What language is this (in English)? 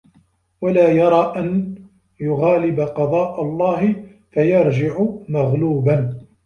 Arabic